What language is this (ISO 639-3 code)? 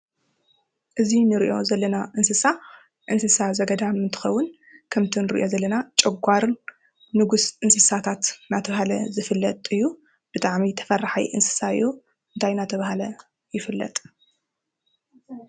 tir